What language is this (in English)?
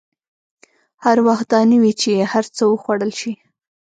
Pashto